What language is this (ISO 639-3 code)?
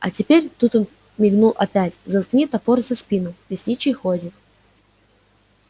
rus